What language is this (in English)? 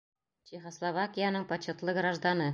Bashkir